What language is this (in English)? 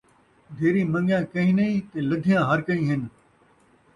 Saraiki